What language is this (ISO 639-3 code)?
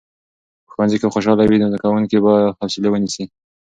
pus